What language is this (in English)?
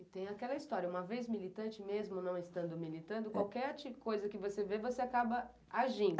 Portuguese